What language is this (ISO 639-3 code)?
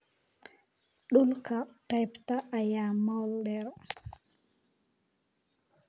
som